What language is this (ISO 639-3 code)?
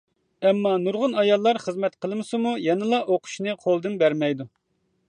uig